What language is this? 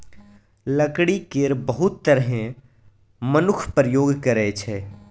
Maithili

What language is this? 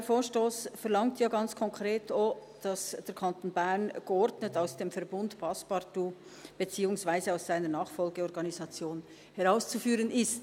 Swiss German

